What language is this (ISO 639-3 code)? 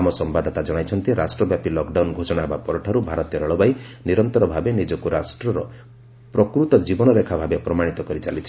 ori